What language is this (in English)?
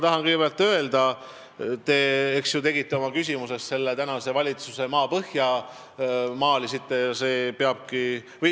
Estonian